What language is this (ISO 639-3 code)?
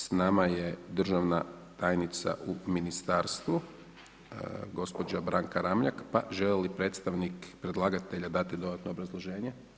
hrv